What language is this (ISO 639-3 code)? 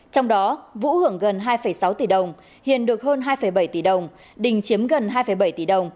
vie